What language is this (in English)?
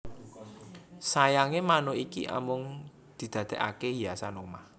Javanese